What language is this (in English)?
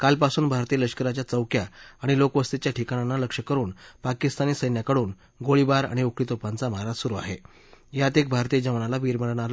Marathi